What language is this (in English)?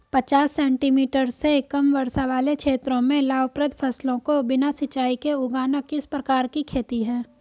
Hindi